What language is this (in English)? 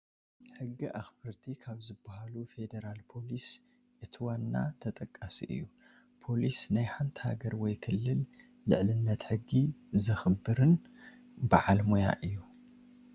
Tigrinya